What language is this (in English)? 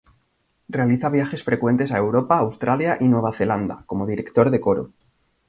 Spanish